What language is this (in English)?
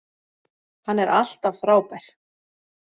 Icelandic